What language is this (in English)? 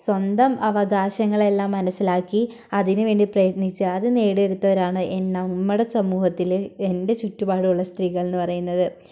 Malayalam